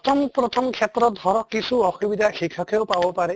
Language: Assamese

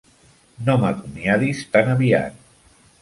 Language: Catalan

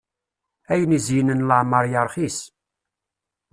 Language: Kabyle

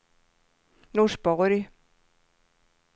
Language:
Swedish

